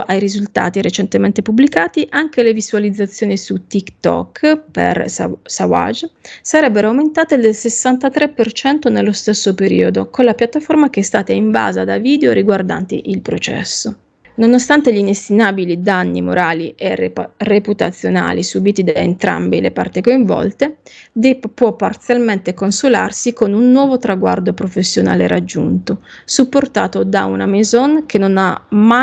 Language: Italian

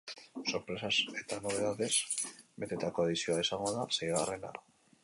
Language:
Basque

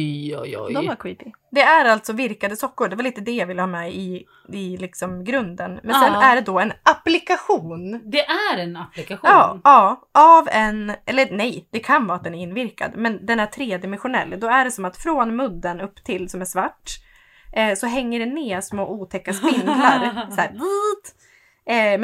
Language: Swedish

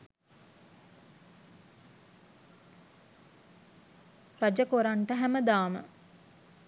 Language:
Sinhala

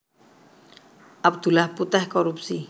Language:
Javanese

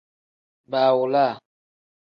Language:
Tem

